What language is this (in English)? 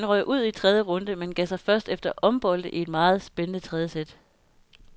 Danish